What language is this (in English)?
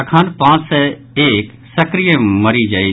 Maithili